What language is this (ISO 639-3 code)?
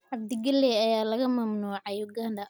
som